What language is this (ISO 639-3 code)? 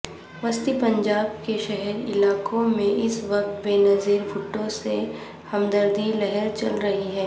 urd